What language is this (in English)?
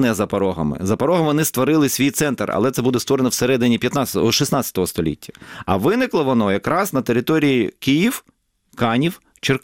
Ukrainian